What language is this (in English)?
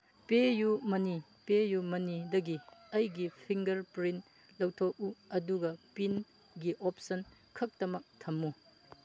Manipuri